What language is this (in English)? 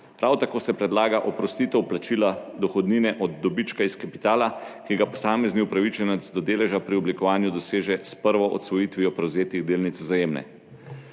Slovenian